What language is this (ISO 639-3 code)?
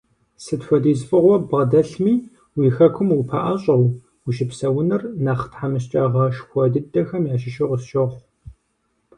kbd